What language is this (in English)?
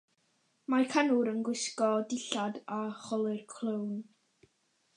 Welsh